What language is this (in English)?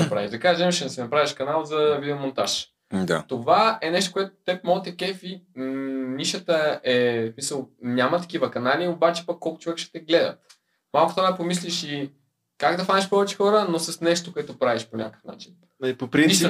Bulgarian